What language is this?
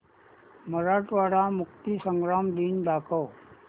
Marathi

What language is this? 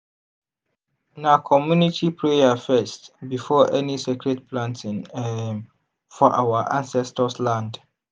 Nigerian Pidgin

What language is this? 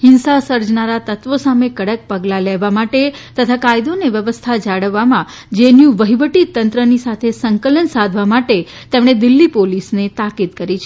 Gujarati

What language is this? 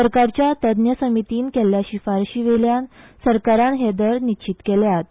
Konkani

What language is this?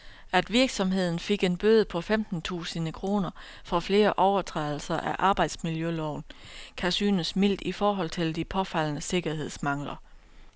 Danish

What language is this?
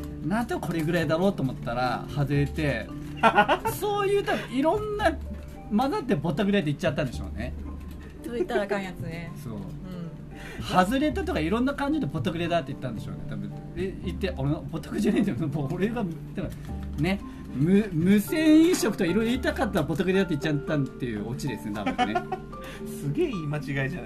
Japanese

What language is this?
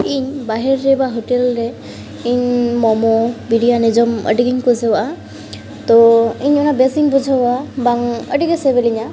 Santali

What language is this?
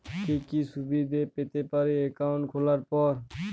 Bangla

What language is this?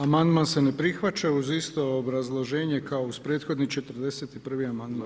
Croatian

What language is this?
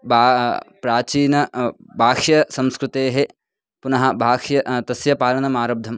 Sanskrit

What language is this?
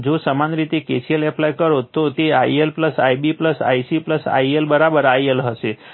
Gujarati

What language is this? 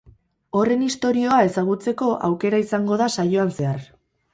Basque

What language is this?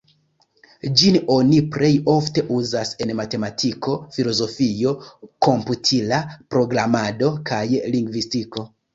Esperanto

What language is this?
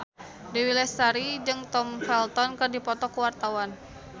Sundanese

